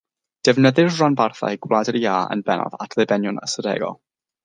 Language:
Welsh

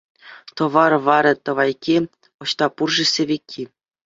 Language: Chuvash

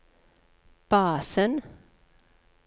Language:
Norwegian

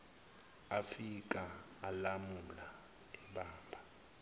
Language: Zulu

